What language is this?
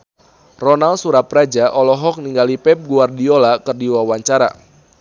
Sundanese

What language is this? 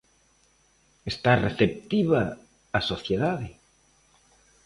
Galician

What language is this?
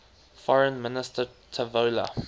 English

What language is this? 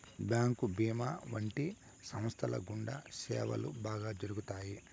Telugu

